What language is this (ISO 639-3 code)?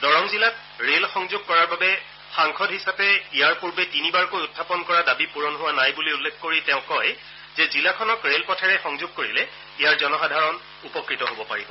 asm